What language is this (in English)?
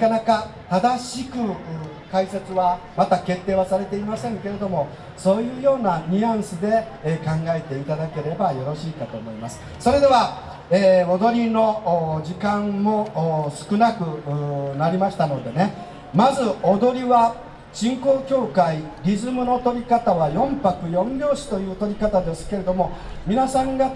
Japanese